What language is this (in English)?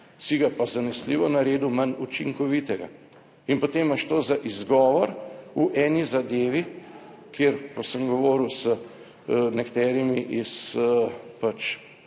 Slovenian